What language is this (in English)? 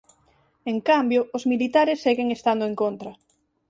Galician